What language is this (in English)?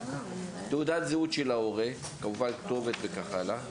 Hebrew